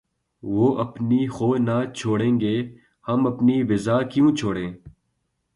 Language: Urdu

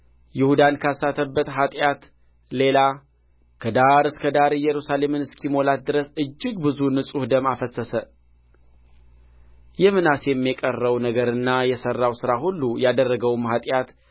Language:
Amharic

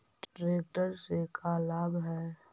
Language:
Magahi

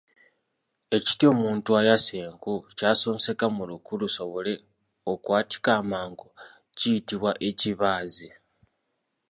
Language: Ganda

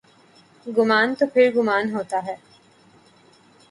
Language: Urdu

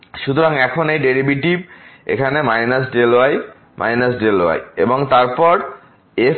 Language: Bangla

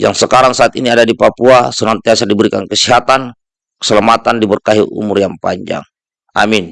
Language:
Indonesian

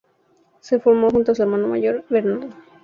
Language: Spanish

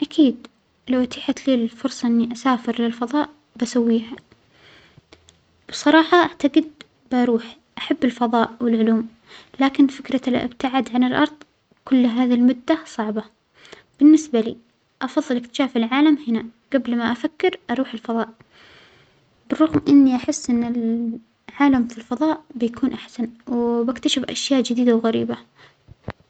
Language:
Omani Arabic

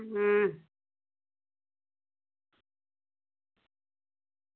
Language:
Dogri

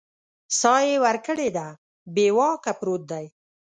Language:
Pashto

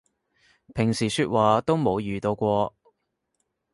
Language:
Cantonese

